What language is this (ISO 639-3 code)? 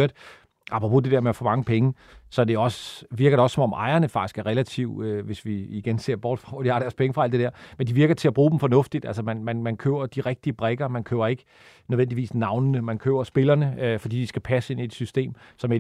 dan